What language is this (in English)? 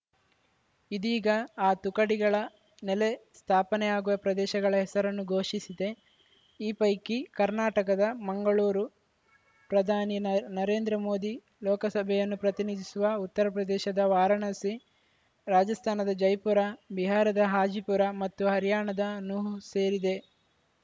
Kannada